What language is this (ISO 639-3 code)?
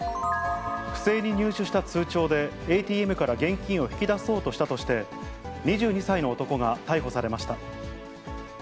jpn